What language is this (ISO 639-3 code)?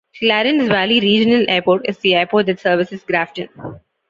eng